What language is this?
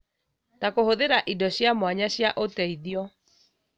Kikuyu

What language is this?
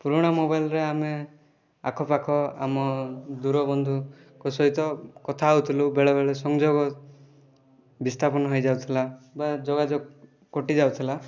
Odia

